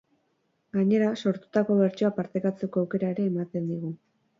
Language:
Basque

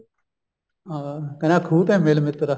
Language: Punjabi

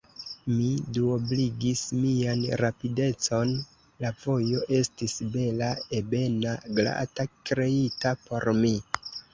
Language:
Esperanto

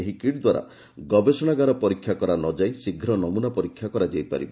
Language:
Odia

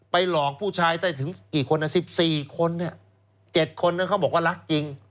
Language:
Thai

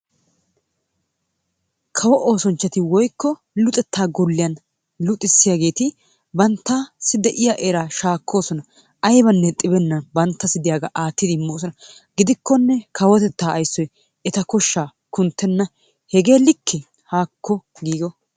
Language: Wolaytta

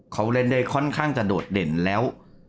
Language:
Thai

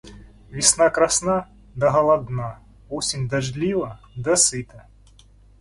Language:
Russian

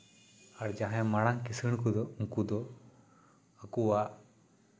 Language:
Santali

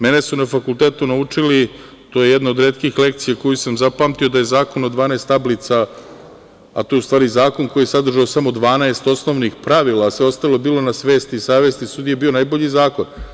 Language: Serbian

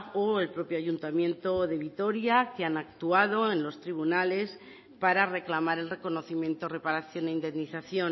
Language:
Spanish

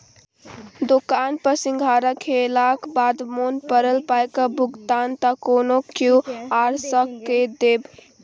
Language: Maithili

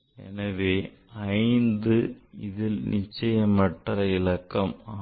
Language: Tamil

